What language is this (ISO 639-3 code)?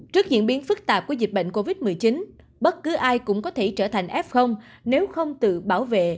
vie